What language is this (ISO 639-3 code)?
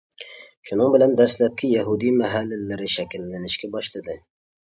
uig